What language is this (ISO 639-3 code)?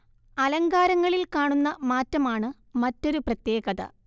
mal